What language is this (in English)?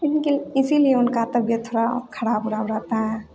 Hindi